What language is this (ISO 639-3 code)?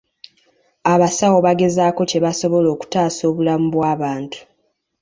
lug